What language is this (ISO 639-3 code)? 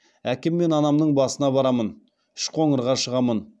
kaz